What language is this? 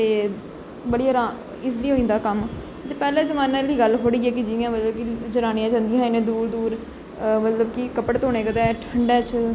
Dogri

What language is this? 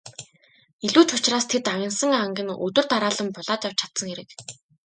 Mongolian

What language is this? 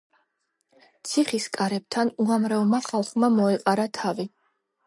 Georgian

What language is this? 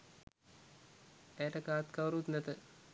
Sinhala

